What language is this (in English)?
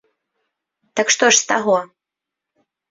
Belarusian